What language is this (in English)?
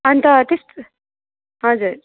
Nepali